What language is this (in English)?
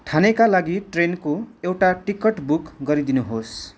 Nepali